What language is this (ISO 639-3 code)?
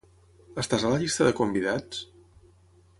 cat